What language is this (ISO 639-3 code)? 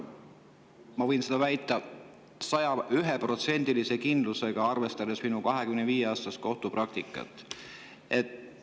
est